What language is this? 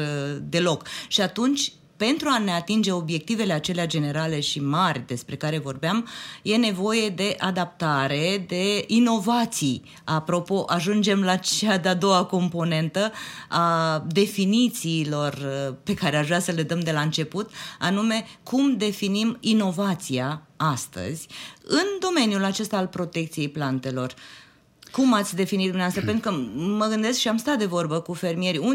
Romanian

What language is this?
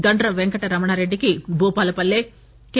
Telugu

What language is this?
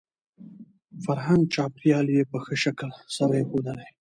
Pashto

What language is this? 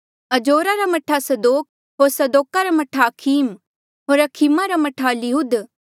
Mandeali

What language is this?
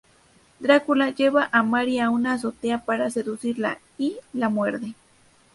Spanish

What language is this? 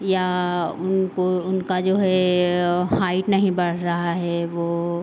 Hindi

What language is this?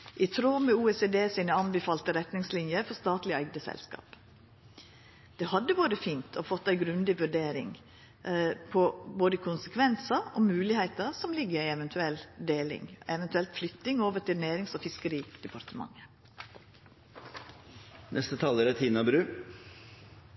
Norwegian Nynorsk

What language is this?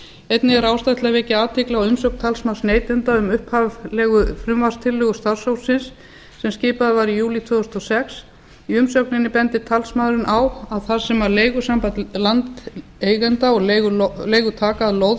Icelandic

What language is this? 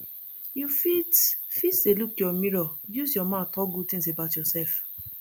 Nigerian Pidgin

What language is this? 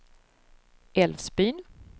Swedish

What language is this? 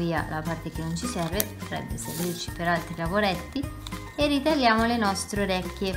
Italian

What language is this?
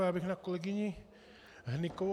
Czech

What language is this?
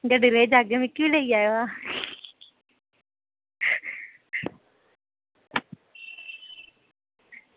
Dogri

